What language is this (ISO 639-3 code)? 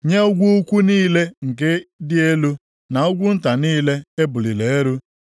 ibo